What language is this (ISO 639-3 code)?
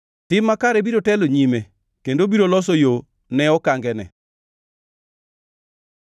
luo